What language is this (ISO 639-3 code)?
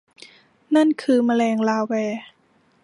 tha